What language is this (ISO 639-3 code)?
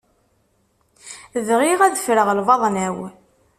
kab